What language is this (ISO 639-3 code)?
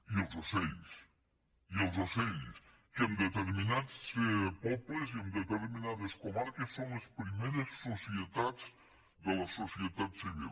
cat